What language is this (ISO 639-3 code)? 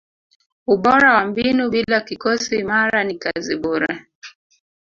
swa